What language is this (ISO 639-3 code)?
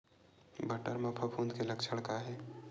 hne